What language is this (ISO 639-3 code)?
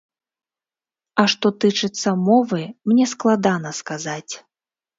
bel